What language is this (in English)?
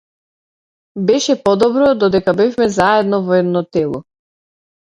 Macedonian